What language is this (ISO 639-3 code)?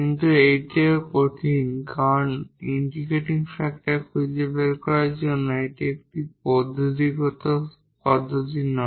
ben